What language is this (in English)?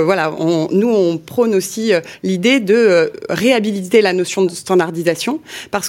French